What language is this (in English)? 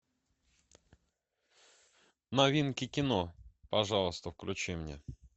Russian